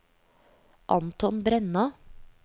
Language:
Norwegian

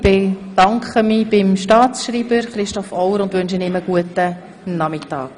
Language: Swiss German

